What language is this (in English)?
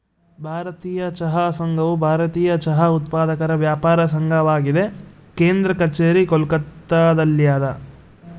Kannada